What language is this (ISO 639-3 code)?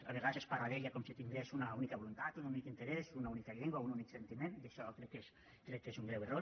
cat